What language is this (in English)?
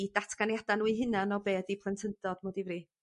Welsh